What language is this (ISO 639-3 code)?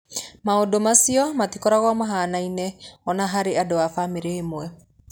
kik